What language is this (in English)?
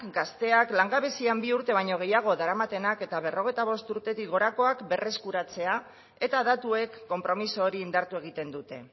Basque